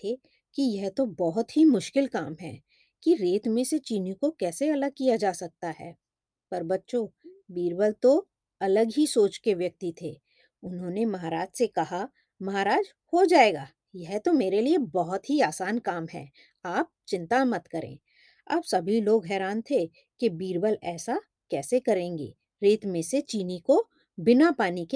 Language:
Hindi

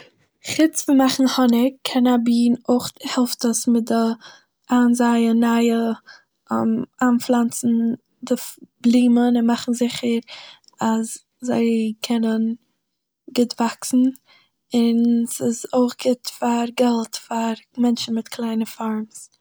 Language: Yiddish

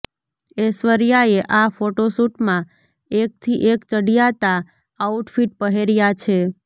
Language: Gujarati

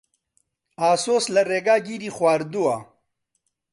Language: Central Kurdish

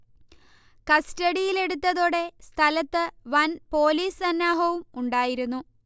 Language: Malayalam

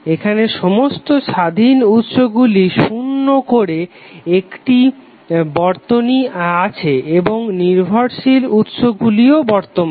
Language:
Bangla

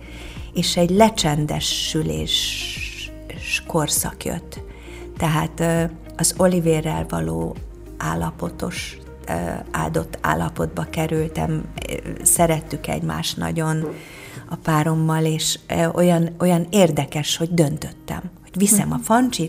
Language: Hungarian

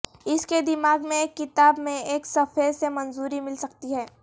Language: Urdu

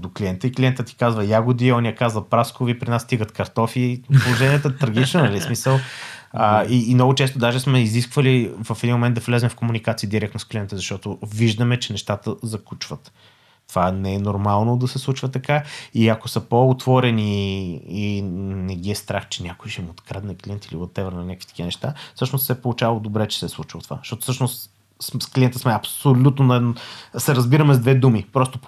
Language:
Bulgarian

